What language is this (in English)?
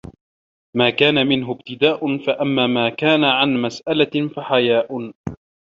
Arabic